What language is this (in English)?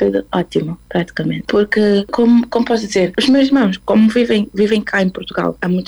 Portuguese